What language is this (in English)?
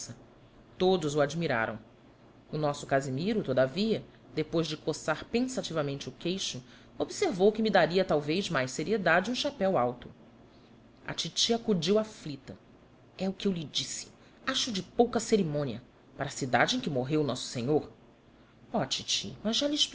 Portuguese